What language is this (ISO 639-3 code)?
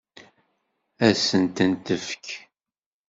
kab